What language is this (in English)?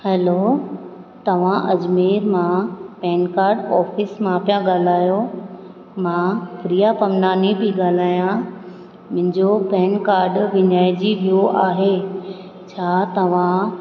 Sindhi